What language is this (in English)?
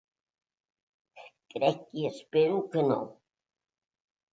Catalan